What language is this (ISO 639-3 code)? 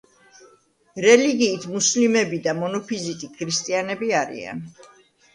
kat